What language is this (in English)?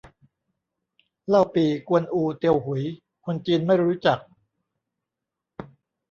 Thai